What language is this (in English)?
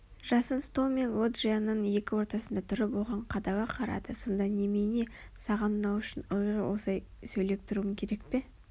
Kazakh